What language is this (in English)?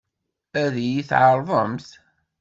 Kabyle